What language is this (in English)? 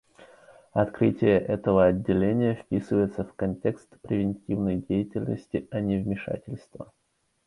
Russian